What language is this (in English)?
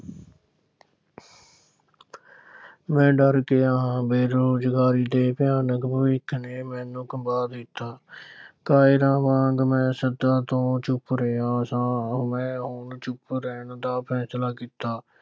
Punjabi